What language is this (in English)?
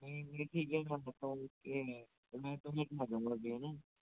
Hindi